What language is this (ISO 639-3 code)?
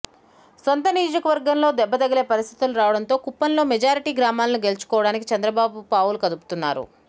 tel